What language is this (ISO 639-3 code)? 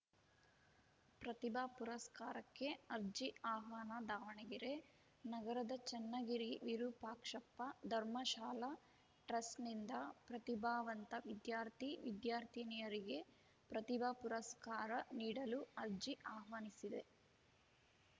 kan